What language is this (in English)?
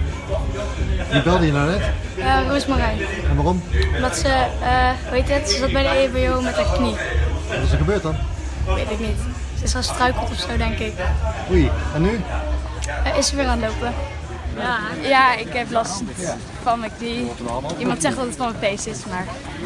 Dutch